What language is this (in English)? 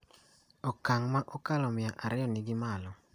Luo (Kenya and Tanzania)